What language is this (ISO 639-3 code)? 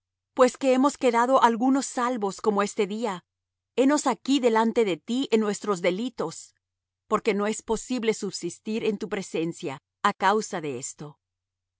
spa